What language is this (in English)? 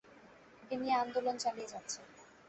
Bangla